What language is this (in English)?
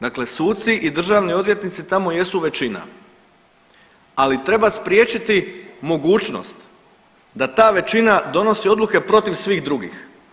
Croatian